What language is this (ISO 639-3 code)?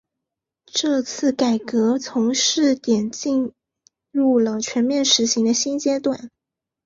zho